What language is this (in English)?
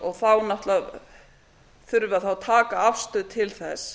Icelandic